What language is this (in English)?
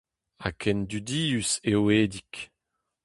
Breton